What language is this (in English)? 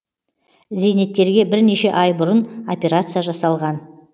Kazakh